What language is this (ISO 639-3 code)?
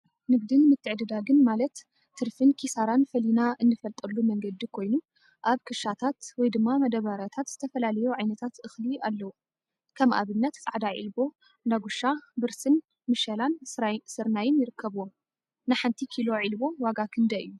tir